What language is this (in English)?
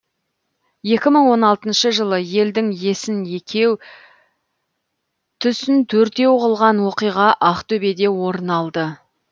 Kazakh